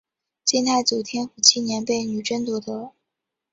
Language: Chinese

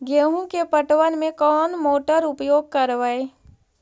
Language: Magahi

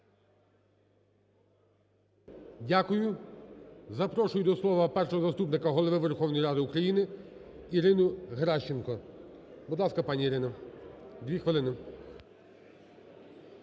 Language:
Ukrainian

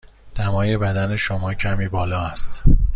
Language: Persian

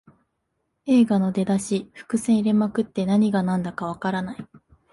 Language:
Japanese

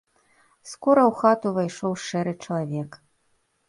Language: Belarusian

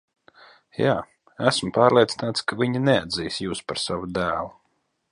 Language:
Latvian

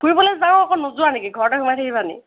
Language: Assamese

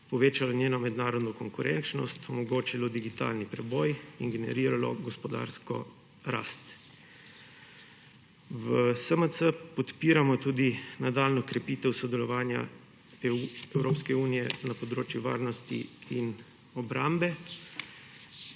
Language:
Slovenian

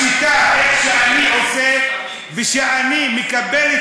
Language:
Hebrew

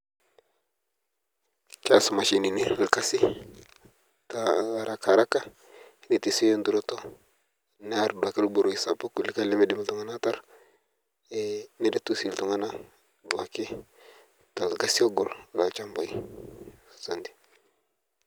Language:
Masai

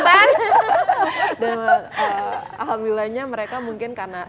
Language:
Indonesian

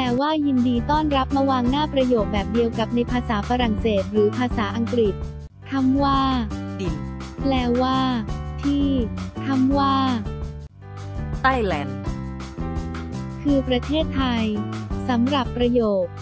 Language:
Thai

